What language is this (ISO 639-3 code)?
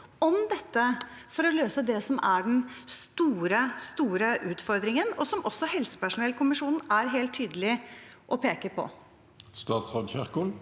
nor